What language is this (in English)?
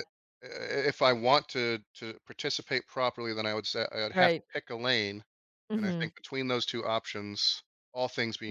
English